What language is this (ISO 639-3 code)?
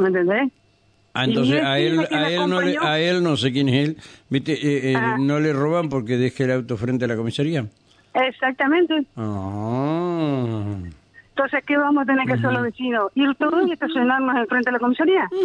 spa